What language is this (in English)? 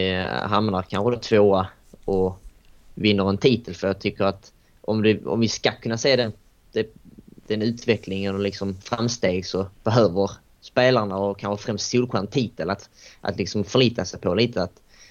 Swedish